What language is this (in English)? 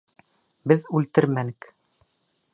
Bashkir